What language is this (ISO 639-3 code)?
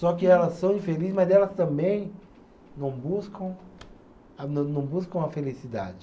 por